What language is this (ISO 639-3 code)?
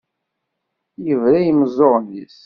kab